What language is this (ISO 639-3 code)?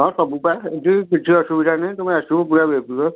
ori